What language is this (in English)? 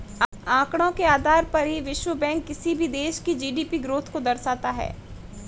Hindi